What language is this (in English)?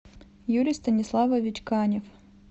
Russian